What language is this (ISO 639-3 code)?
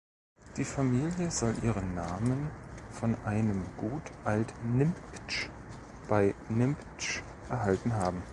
deu